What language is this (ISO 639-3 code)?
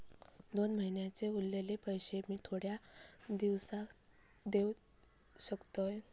mar